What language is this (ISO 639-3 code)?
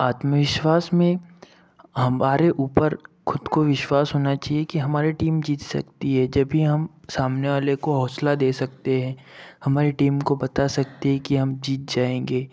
hin